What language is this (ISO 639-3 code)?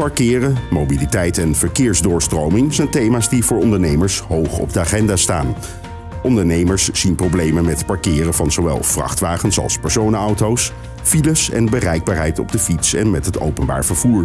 nld